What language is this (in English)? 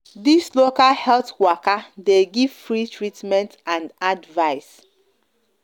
Nigerian Pidgin